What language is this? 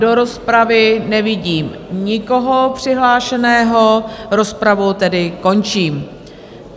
Czech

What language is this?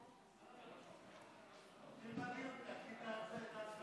Hebrew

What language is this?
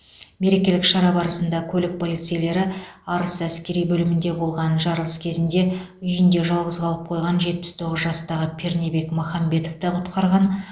Kazakh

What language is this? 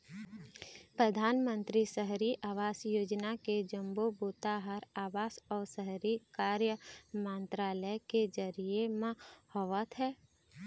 Chhattisgarhi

